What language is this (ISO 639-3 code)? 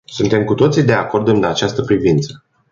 ron